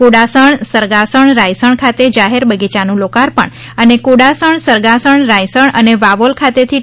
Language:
Gujarati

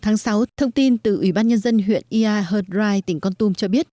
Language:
Vietnamese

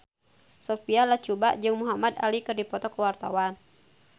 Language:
Sundanese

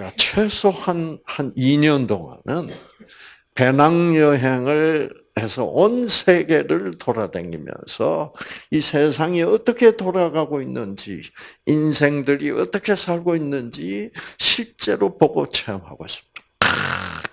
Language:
Korean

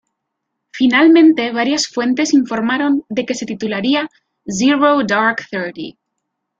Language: Spanish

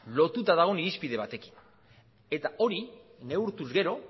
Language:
Basque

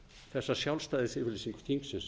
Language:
Icelandic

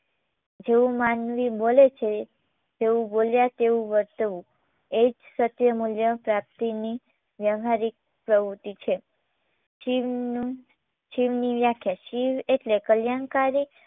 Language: Gujarati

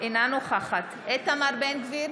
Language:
Hebrew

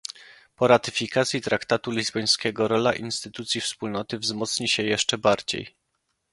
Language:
Polish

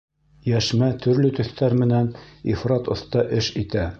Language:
Bashkir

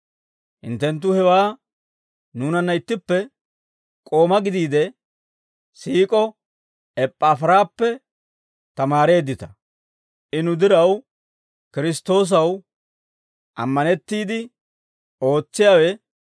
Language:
Dawro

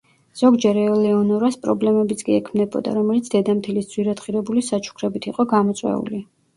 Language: Georgian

